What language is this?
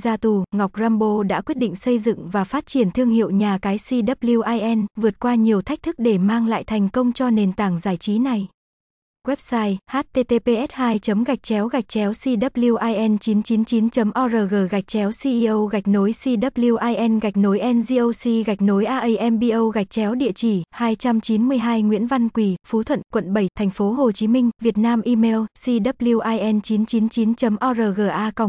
Vietnamese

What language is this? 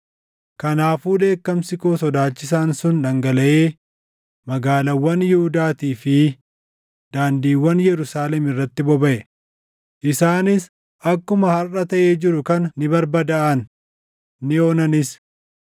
Oromo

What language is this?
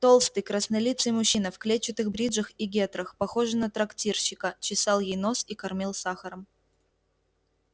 Russian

